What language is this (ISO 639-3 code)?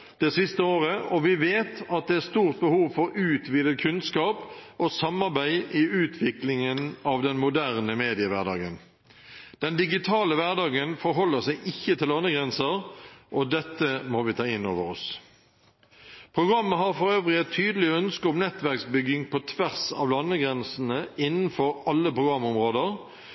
nno